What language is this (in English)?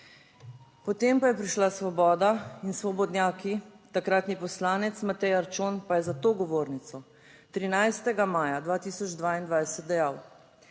Slovenian